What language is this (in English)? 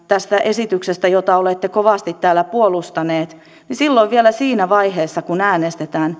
Finnish